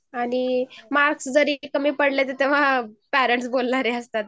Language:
Marathi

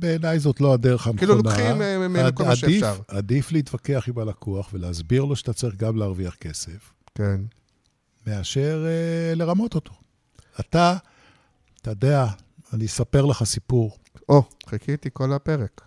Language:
Hebrew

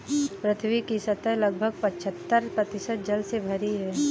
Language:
Hindi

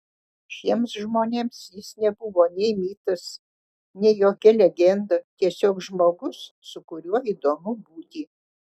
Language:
Lithuanian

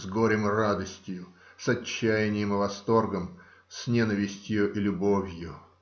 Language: Russian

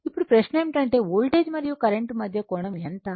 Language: Telugu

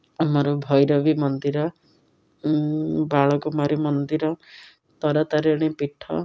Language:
Odia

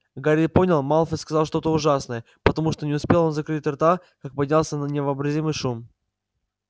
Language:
Russian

